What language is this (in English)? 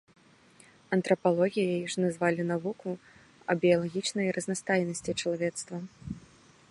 Belarusian